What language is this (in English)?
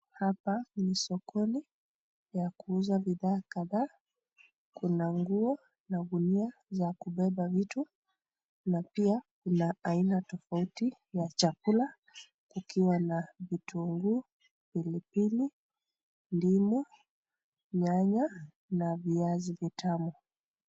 Swahili